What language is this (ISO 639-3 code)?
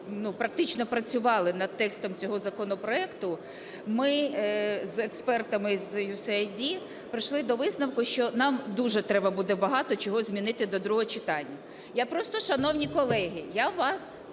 ukr